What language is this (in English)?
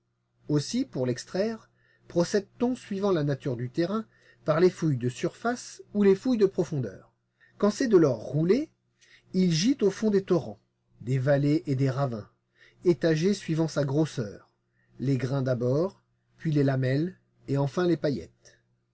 French